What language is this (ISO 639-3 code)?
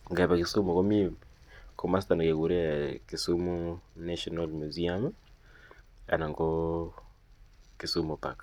kln